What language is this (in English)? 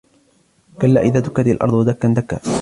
Arabic